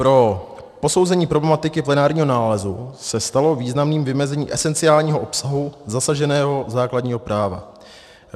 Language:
Czech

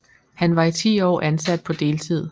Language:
Danish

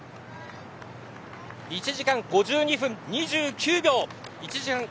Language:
Japanese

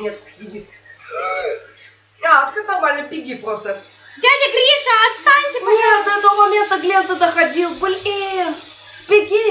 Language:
Russian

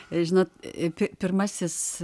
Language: Lithuanian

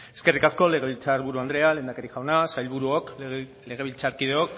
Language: Basque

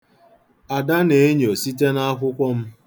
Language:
Igbo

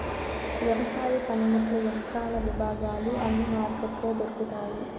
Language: Telugu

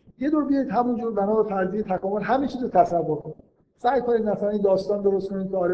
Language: Persian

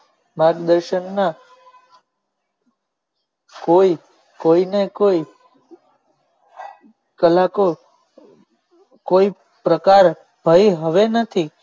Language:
Gujarati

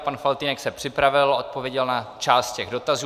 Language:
Czech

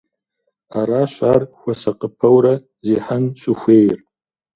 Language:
Kabardian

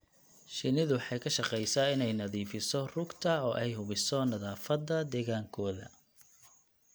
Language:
Somali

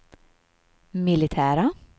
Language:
Swedish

